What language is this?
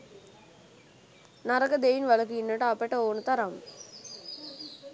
Sinhala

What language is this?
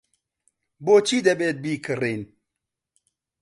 Central Kurdish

